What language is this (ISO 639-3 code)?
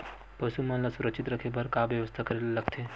hne